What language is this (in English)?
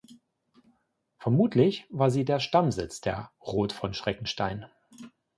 German